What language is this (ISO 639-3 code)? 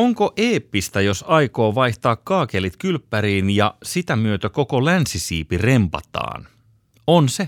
fin